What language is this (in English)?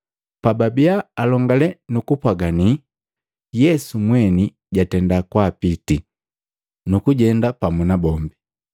Matengo